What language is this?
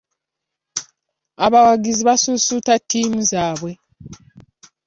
Ganda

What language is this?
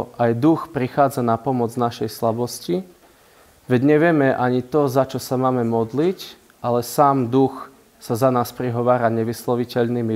Slovak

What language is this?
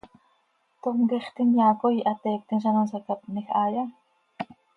Seri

